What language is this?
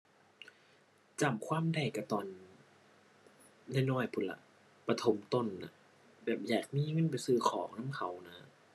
Thai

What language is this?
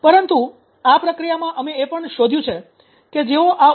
Gujarati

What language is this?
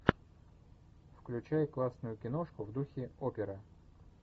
Russian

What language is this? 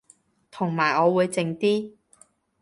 Cantonese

